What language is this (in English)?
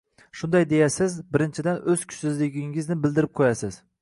Uzbek